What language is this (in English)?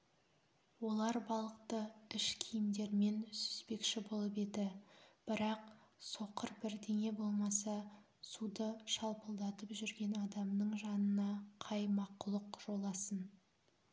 Kazakh